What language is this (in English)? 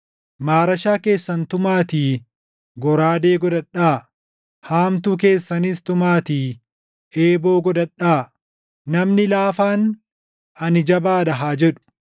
Oromo